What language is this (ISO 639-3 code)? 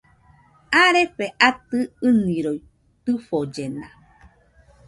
hux